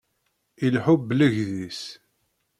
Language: Kabyle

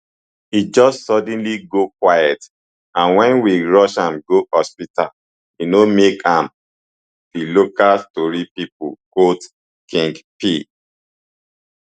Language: Nigerian Pidgin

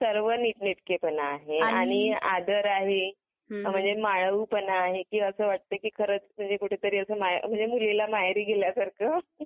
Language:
Marathi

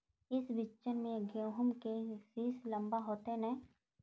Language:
Magahi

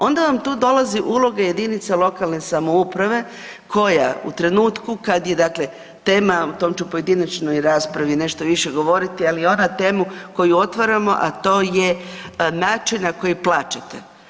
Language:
Croatian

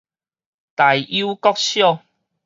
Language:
Min Nan Chinese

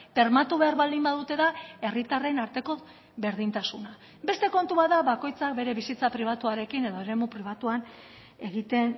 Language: Basque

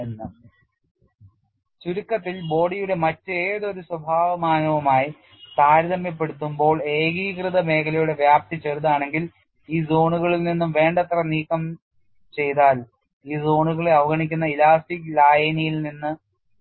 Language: Malayalam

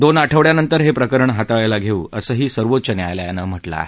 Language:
Marathi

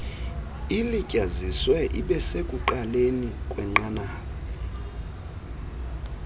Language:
Xhosa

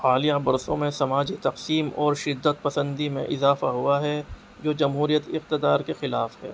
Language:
Urdu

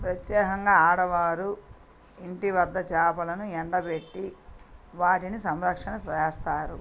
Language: Telugu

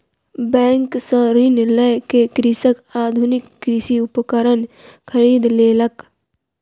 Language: Maithili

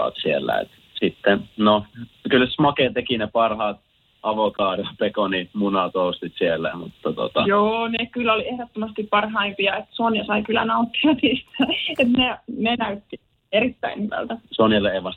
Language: Finnish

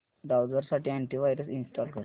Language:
Marathi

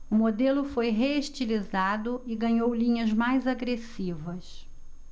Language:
Portuguese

